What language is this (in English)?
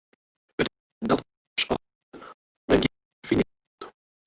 Western Frisian